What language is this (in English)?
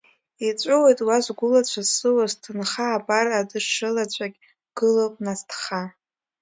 Abkhazian